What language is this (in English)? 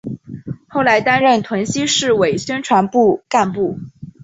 Chinese